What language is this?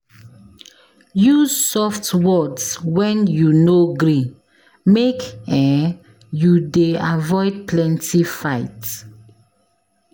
Nigerian Pidgin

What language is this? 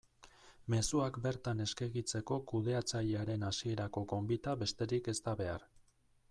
Basque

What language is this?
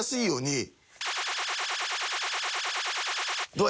Japanese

